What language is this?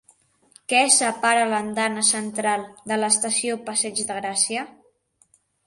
Catalan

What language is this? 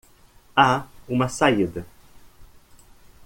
Portuguese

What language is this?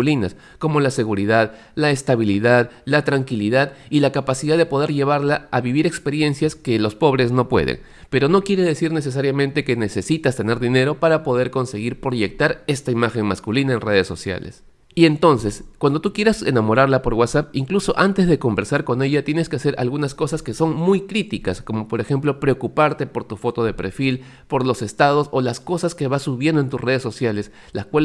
Spanish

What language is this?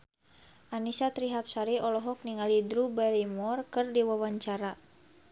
Sundanese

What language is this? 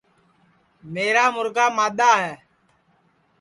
Sansi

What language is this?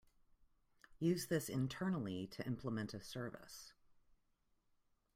English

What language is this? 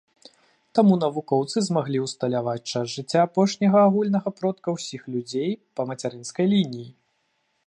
Belarusian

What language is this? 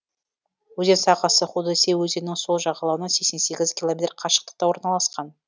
Kazakh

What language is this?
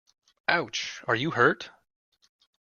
English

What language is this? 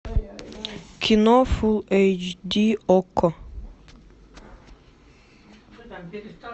Russian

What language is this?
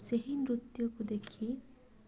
Odia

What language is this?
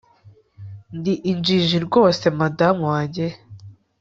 Kinyarwanda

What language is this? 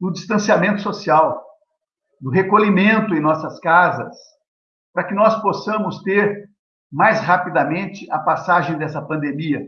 Portuguese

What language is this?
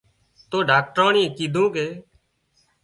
Wadiyara Koli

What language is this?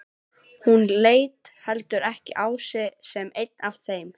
Icelandic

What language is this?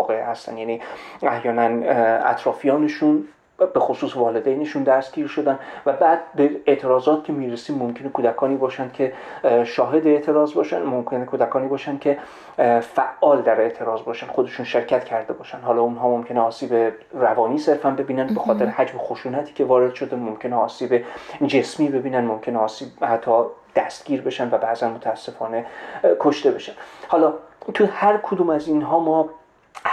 Persian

